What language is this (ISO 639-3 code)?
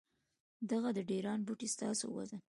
pus